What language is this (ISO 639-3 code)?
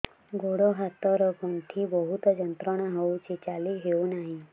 ori